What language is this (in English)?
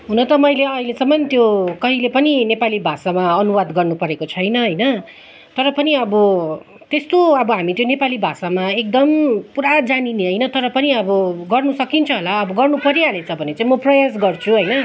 Nepali